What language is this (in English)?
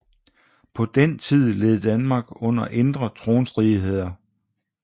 Danish